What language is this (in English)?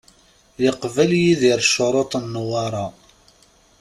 Kabyle